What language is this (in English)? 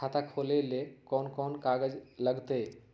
Magahi